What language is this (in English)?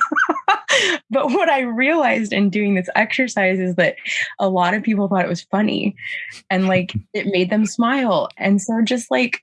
English